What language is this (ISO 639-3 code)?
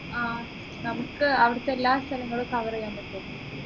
mal